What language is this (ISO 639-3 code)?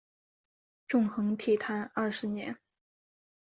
zho